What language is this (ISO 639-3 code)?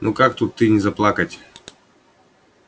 rus